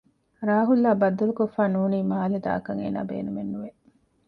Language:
Divehi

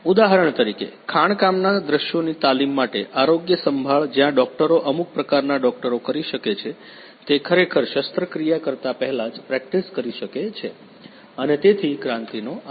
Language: Gujarati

